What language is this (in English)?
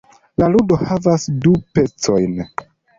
Esperanto